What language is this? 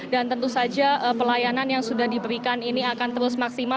Indonesian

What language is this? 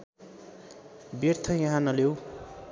Nepali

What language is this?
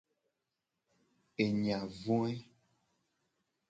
Gen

